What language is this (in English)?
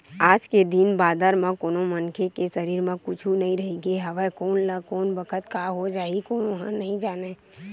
Chhattisgarhi